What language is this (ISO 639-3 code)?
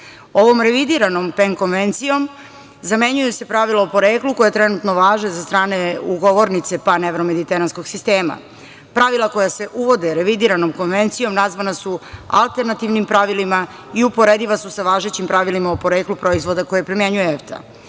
srp